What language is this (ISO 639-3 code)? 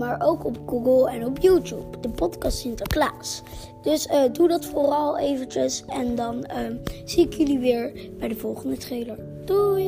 nld